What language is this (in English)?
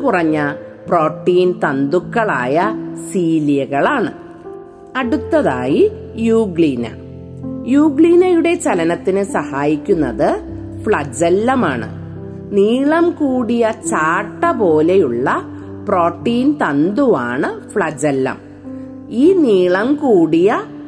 Malayalam